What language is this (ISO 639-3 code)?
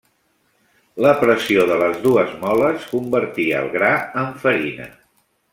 cat